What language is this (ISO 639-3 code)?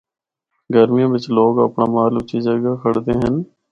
hno